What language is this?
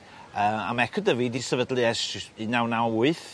Welsh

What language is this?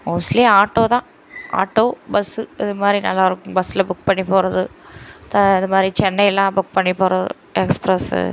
Tamil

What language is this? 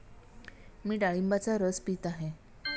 Marathi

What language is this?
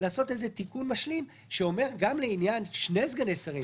Hebrew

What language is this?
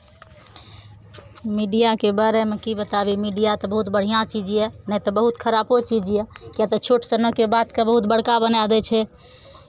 Maithili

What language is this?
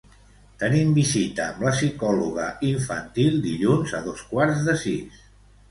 Catalan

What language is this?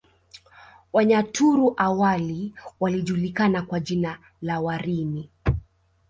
Swahili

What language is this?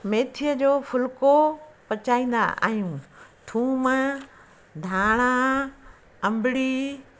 Sindhi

